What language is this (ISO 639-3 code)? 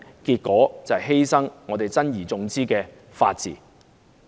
yue